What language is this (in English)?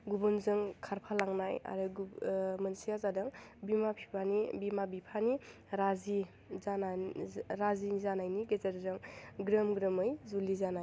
Bodo